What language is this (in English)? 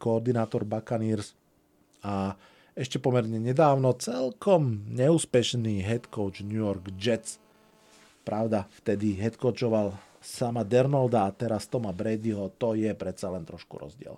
Slovak